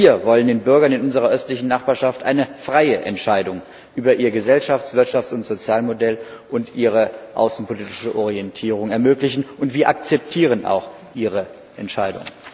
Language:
German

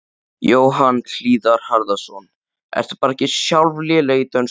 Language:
Icelandic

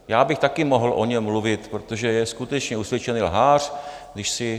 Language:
Czech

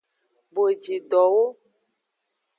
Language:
Aja (Benin)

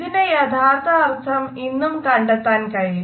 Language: Malayalam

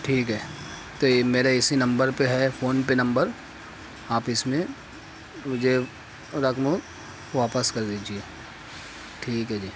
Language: Urdu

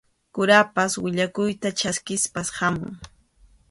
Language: Arequipa-La Unión Quechua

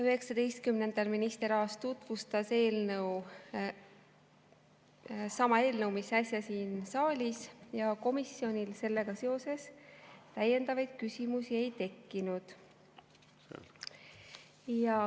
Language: Estonian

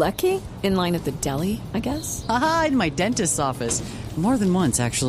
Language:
Spanish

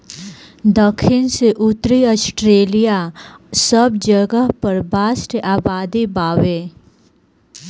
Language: Bhojpuri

